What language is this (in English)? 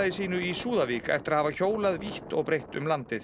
Icelandic